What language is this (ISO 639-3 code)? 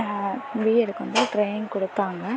tam